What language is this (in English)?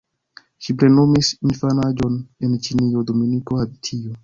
Esperanto